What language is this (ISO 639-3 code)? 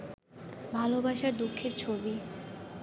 ben